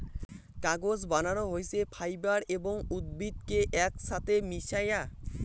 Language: Bangla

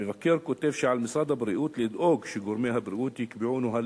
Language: Hebrew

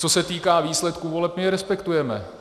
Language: Czech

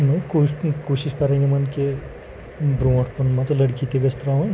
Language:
Kashmiri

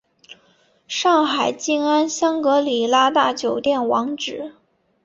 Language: Chinese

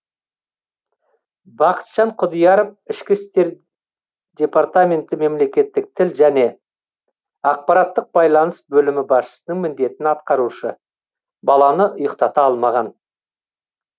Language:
Kazakh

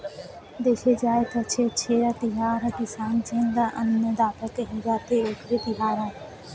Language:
Chhattisgarhi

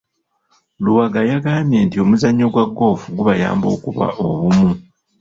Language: Ganda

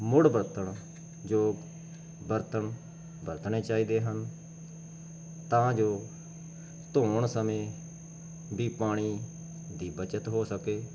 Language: Punjabi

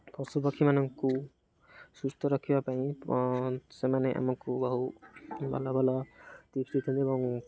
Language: Odia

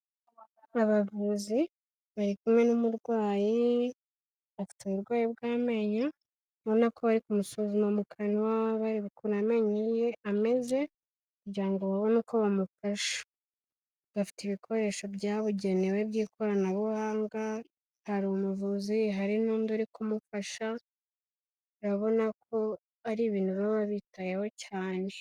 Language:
Kinyarwanda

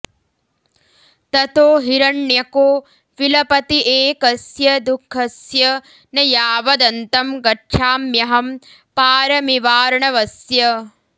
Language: Sanskrit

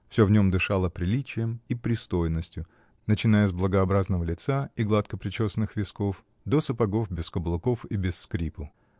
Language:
Russian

